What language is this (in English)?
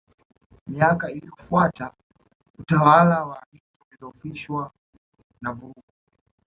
Swahili